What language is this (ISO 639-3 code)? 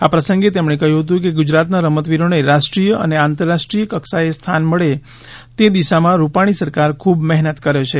guj